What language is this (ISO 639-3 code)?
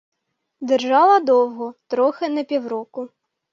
ukr